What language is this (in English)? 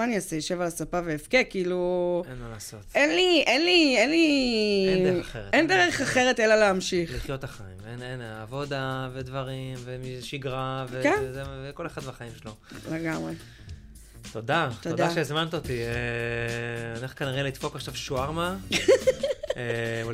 Hebrew